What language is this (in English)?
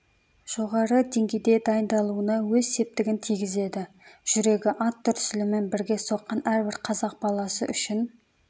Kazakh